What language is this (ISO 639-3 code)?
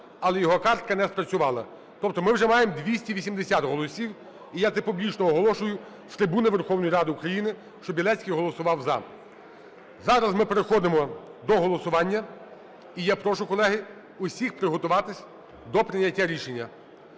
ukr